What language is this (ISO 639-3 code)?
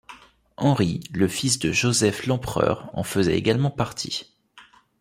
fra